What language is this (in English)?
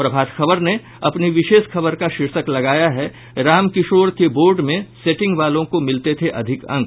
Hindi